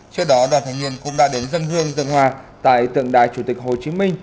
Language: Vietnamese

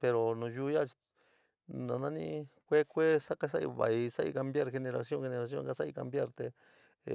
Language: San Miguel El Grande Mixtec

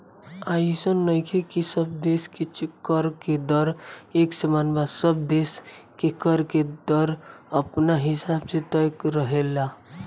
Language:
Bhojpuri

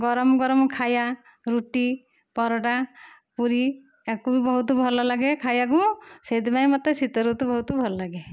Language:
Odia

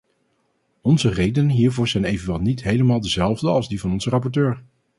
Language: Dutch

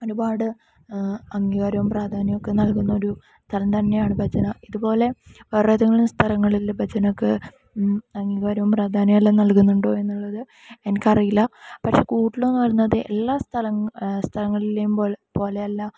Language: Malayalam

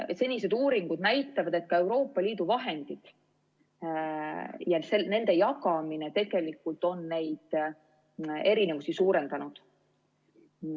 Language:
Estonian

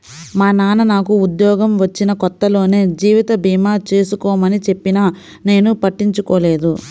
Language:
Telugu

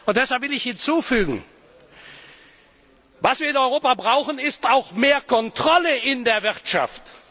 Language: German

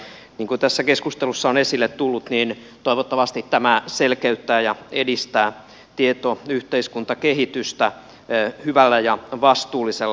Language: Finnish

